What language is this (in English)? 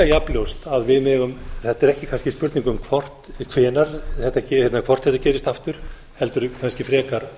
Icelandic